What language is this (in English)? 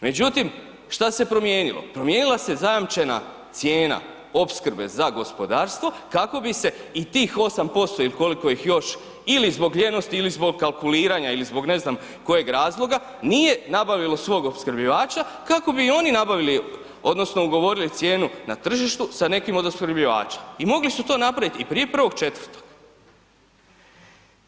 Croatian